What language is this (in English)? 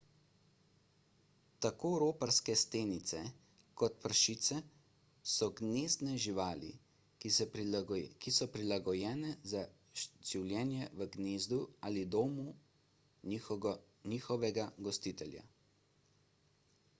Slovenian